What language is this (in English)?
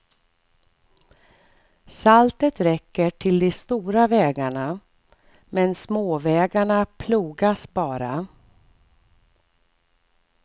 Swedish